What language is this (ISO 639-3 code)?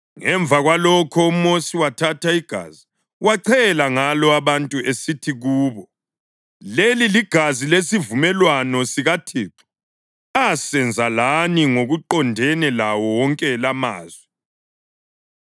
nde